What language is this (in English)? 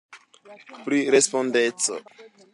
Esperanto